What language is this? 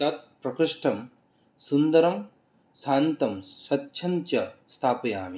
Sanskrit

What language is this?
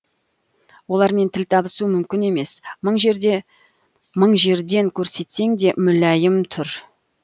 Kazakh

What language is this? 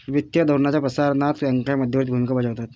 Marathi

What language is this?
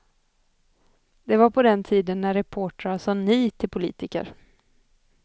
Swedish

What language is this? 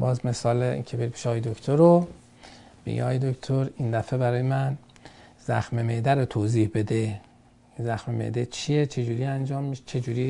Persian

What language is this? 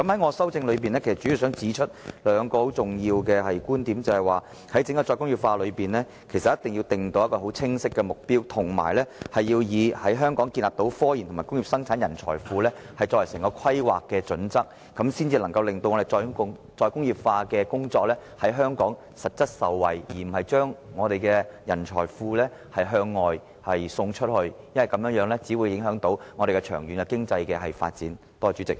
Cantonese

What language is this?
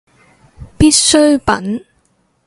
Cantonese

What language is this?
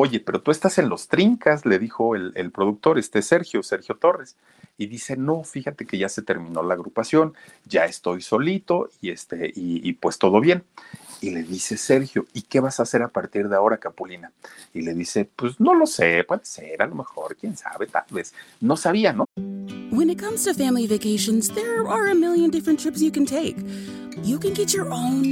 Spanish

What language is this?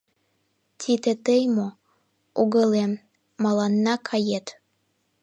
Mari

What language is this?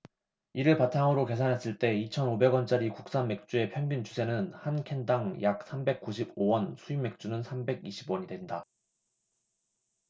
Korean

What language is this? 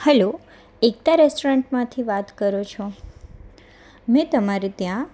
Gujarati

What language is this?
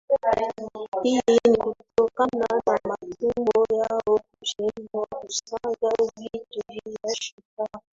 Swahili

